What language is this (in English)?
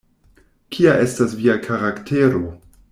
Esperanto